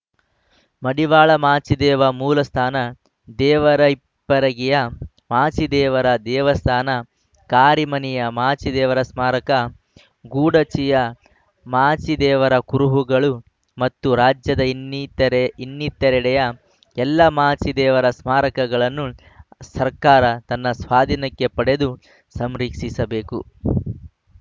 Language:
Kannada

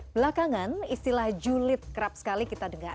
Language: Indonesian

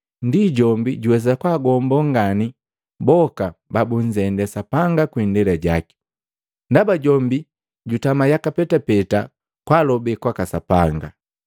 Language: Matengo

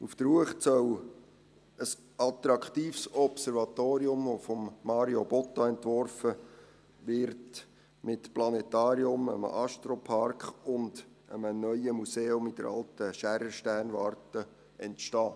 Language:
Swiss German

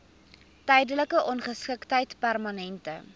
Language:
Afrikaans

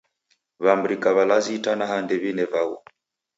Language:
Taita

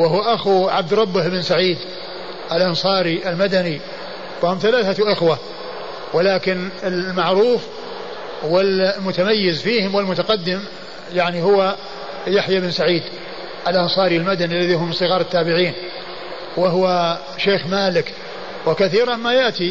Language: Arabic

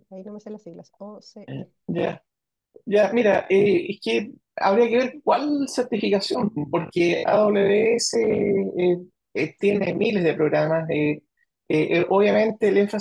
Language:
Spanish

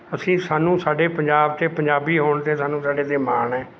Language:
Punjabi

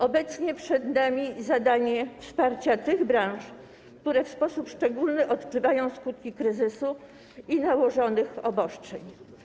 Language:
Polish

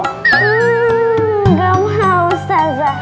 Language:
Indonesian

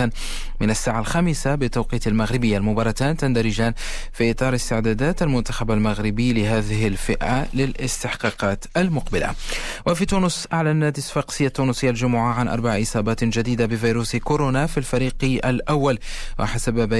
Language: Arabic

